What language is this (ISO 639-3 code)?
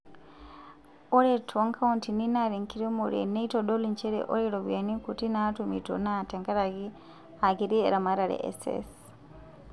mas